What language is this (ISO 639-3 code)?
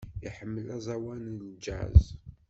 kab